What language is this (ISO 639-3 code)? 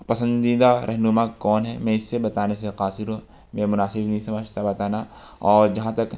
urd